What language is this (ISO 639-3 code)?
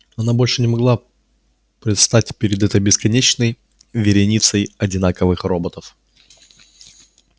rus